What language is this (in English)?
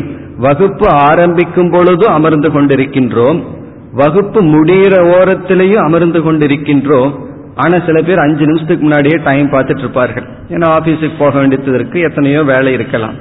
Tamil